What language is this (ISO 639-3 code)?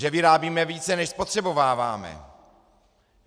ces